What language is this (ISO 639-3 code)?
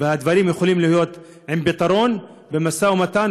heb